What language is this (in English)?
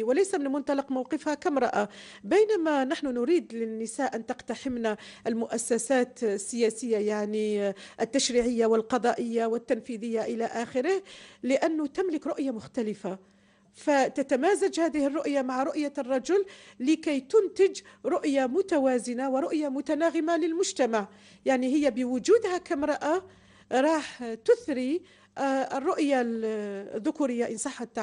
Arabic